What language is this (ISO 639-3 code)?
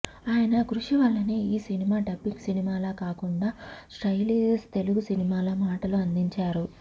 tel